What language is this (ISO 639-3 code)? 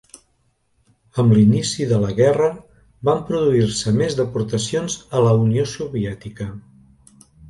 cat